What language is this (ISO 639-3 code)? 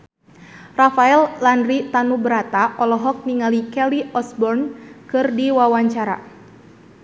sun